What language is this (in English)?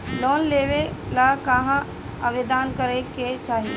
Bhojpuri